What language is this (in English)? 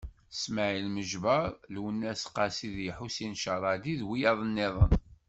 Kabyle